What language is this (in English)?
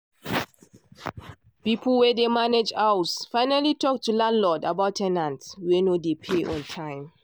Nigerian Pidgin